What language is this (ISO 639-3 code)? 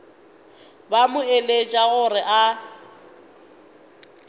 nso